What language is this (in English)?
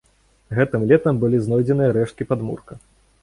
Belarusian